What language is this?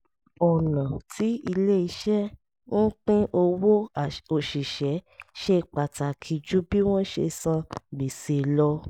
Yoruba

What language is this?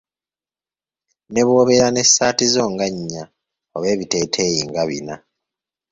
Ganda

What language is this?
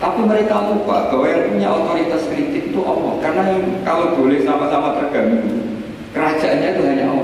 Indonesian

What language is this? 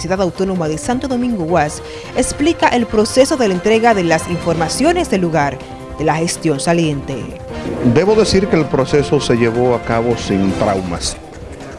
Spanish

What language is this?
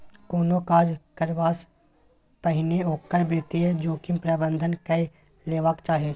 Maithili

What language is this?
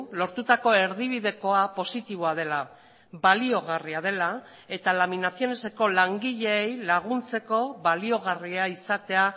Basque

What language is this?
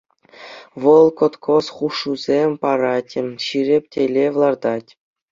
Chuvash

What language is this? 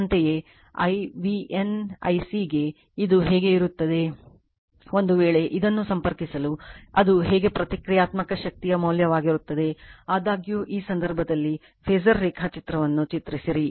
Kannada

